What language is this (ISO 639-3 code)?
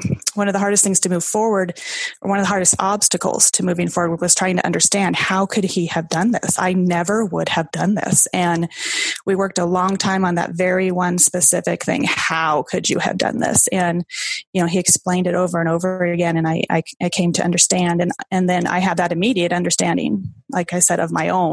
eng